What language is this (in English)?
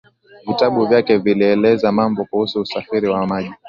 Swahili